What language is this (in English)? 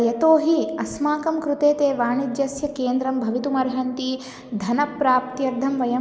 Sanskrit